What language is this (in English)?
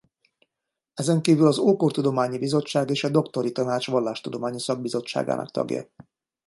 Hungarian